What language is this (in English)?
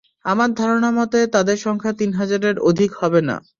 Bangla